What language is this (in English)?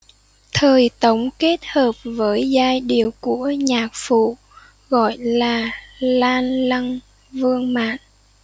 Vietnamese